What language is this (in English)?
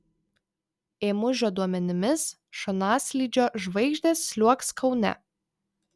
Lithuanian